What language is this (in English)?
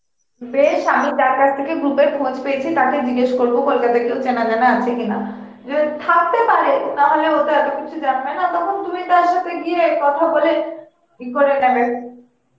Bangla